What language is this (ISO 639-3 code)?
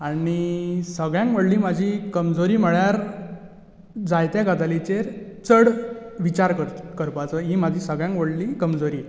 kok